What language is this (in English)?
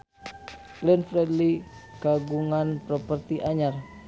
Sundanese